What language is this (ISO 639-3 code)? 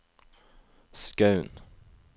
nor